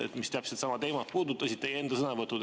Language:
Estonian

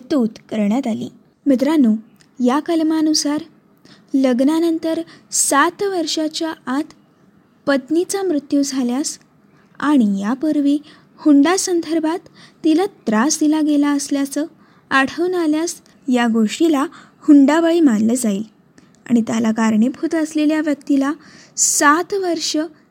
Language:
Marathi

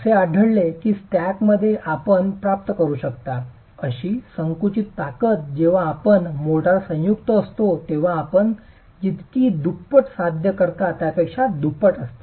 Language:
Marathi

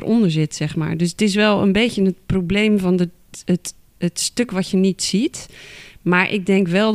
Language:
Dutch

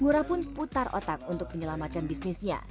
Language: Indonesian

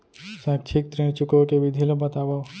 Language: Chhattisgarhi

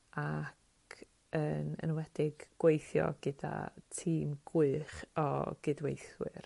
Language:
Welsh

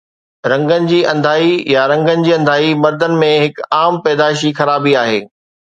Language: Sindhi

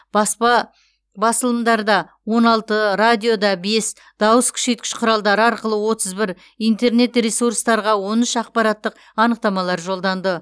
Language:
Kazakh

